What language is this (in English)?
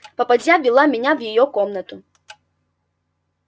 Russian